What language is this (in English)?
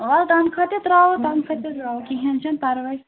Kashmiri